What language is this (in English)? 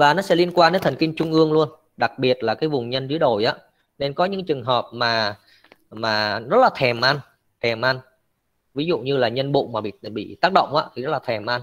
Vietnamese